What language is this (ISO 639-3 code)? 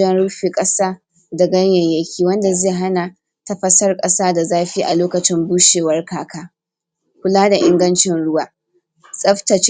hau